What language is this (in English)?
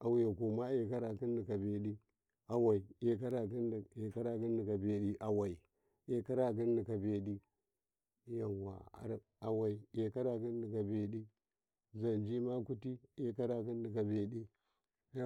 Karekare